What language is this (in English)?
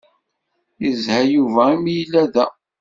Kabyle